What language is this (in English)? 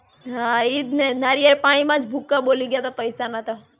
Gujarati